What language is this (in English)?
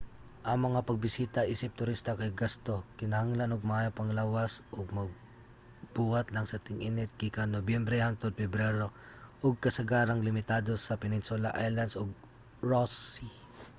Cebuano